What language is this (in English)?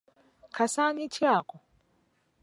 Ganda